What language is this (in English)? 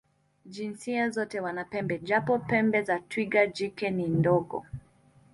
Swahili